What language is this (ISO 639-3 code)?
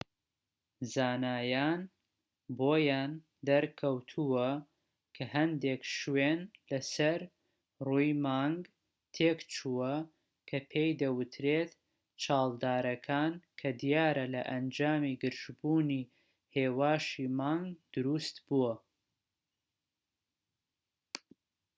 ckb